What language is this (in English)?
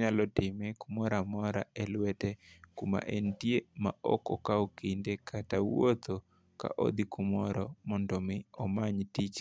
Luo (Kenya and Tanzania)